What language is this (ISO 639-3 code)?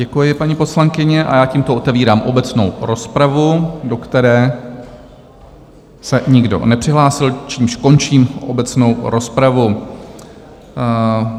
ces